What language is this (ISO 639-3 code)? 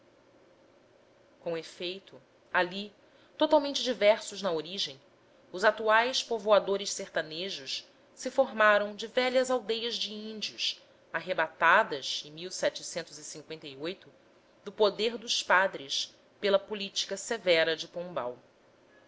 por